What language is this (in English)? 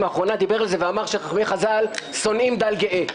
Hebrew